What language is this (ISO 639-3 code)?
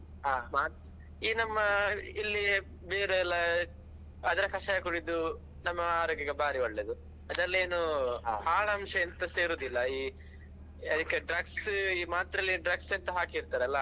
kan